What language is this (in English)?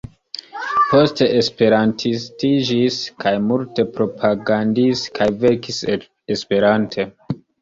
Esperanto